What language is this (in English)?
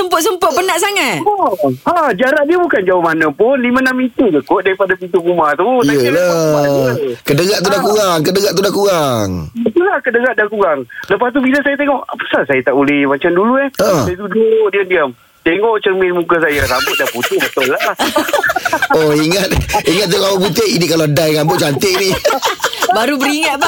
Malay